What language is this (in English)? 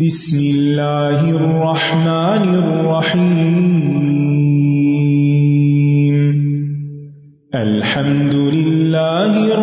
Urdu